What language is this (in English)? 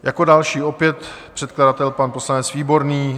Czech